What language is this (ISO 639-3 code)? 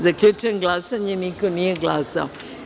srp